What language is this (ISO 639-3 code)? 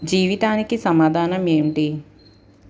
tel